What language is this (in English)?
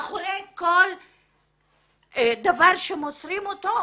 Hebrew